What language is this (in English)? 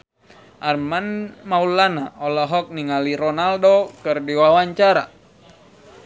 Sundanese